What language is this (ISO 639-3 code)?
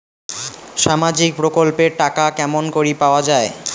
ben